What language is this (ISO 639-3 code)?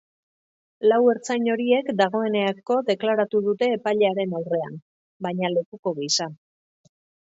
eus